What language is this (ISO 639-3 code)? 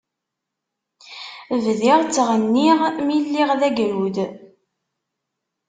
kab